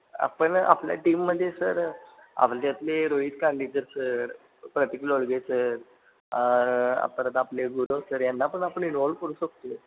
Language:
Marathi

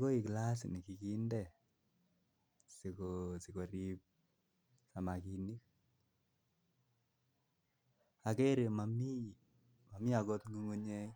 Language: Kalenjin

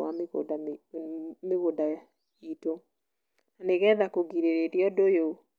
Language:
Kikuyu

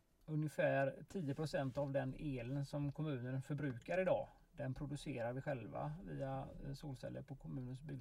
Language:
Swedish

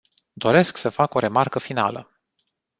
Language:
Romanian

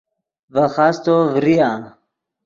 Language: Yidgha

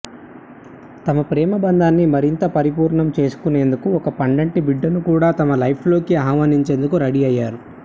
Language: Telugu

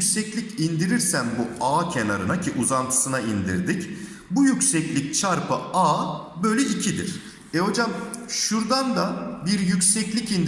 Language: Turkish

